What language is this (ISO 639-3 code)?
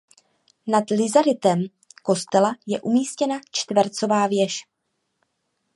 ces